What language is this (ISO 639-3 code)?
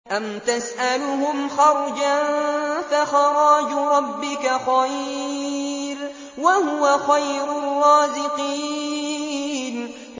ara